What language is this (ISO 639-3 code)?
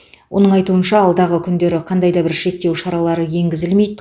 kaz